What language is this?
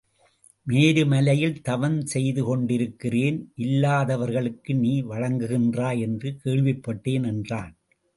Tamil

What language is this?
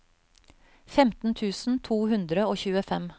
Norwegian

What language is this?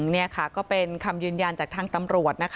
Thai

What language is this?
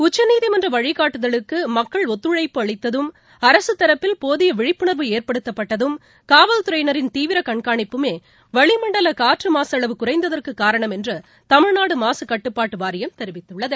Tamil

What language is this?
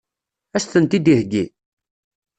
Kabyle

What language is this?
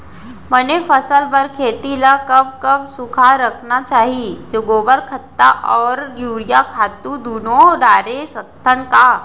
Chhattisgarhi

